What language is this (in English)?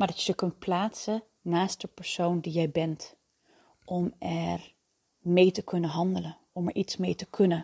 Dutch